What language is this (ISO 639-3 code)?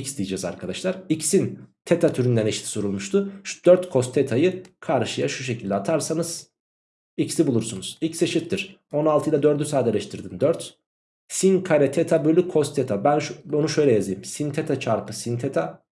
tur